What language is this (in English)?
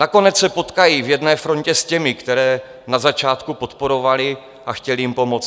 Czech